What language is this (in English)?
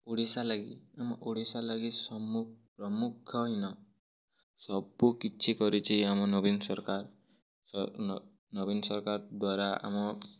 Odia